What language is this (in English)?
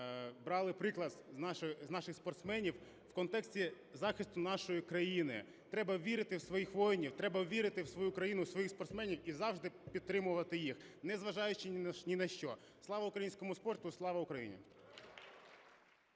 Ukrainian